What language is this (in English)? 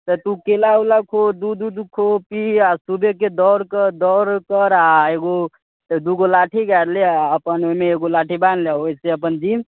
Maithili